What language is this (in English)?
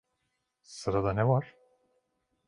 Turkish